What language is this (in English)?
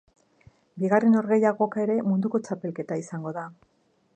Basque